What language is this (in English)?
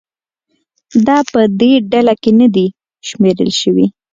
Pashto